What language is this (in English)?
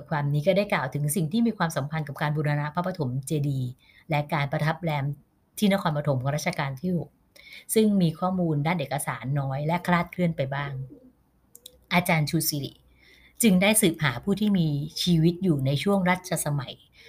Thai